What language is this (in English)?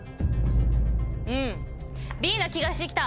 Japanese